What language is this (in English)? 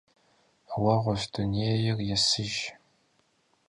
Kabardian